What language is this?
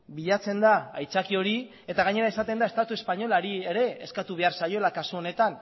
Basque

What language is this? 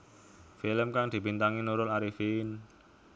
Javanese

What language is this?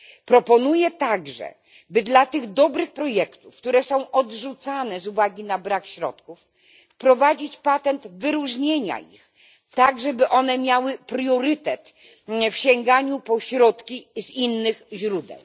Polish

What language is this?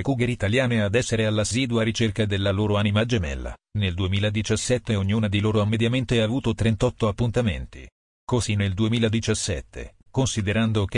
Italian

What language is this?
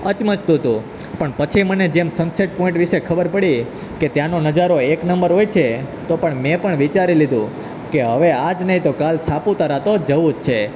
Gujarati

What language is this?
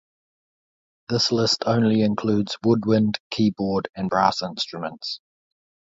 English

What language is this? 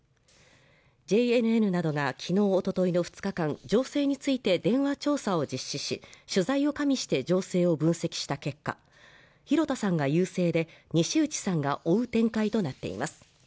Japanese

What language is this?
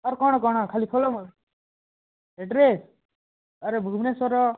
Odia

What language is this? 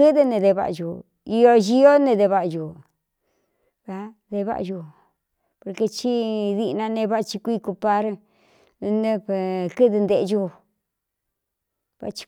Cuyamecalco Mixtec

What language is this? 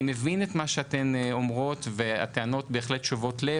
Hebrew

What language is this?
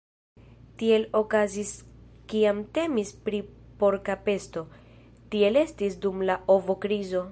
Esperanto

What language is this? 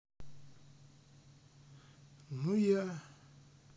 Russian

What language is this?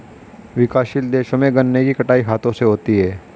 Hindi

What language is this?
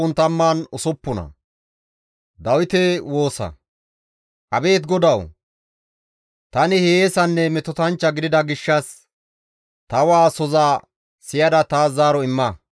Gamo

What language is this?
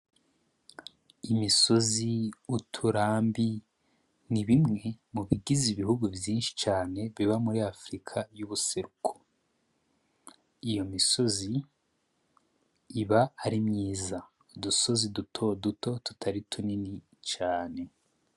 Rundi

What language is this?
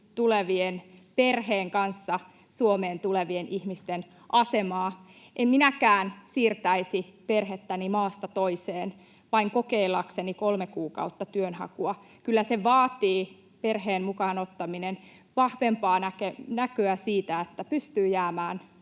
Finnish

